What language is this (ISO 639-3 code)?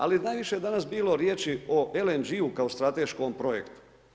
hrv